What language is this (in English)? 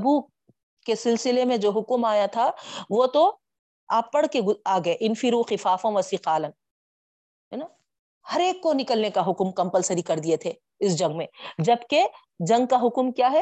Urdu